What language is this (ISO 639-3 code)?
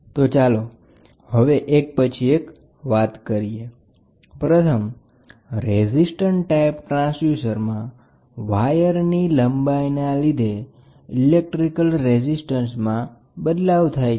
guj